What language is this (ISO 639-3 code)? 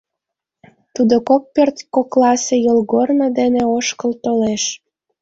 chm